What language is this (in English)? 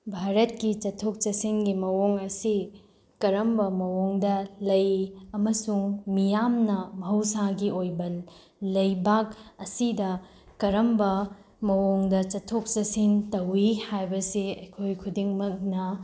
Manipuri